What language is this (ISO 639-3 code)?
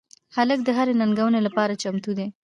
pus